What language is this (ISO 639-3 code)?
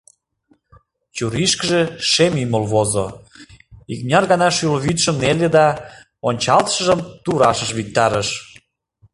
chm